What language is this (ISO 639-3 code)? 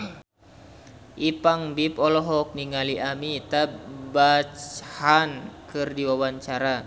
sun